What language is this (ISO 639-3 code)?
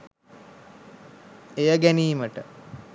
sin